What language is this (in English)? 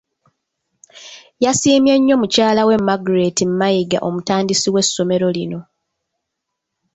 Ganda